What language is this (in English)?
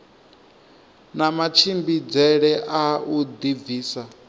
Venda